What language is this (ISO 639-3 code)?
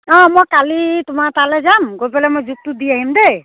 asm